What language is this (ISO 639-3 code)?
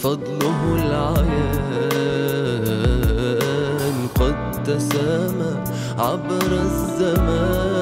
ara